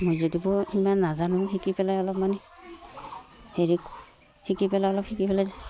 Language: Assamese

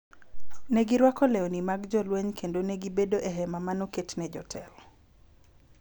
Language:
Luo (Kenya and Tanzania)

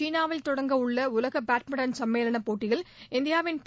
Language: Tamil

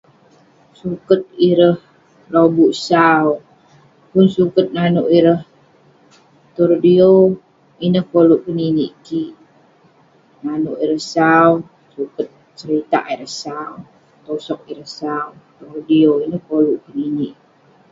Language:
Western Penan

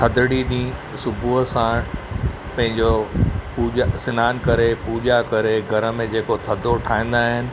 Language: Sindhi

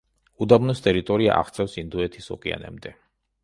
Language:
Georgian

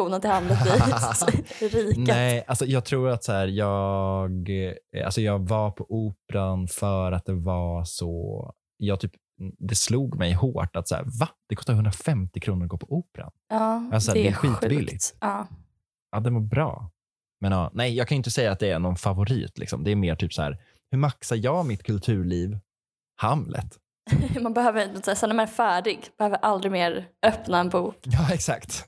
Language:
Swedish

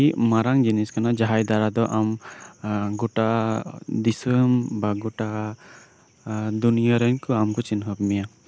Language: Santali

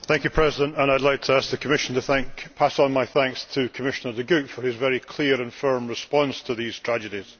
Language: English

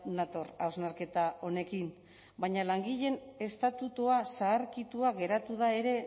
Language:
Basque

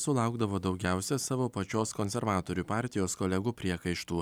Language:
Lithuanian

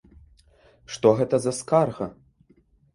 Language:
Belarusian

